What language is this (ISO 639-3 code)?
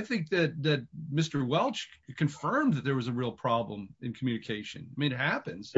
eng